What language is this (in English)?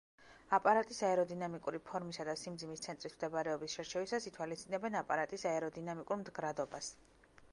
Georgian